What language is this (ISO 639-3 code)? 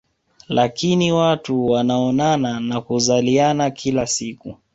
swa